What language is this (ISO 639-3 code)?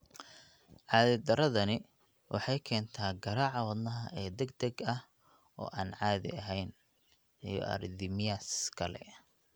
som